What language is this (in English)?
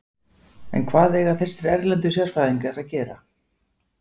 Icelandic